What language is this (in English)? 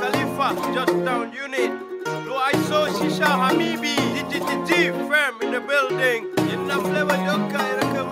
Malay